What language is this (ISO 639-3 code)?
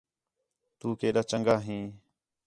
xhe